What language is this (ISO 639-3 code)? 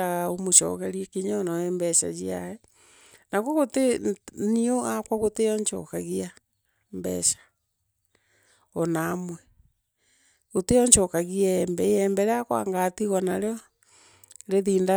mer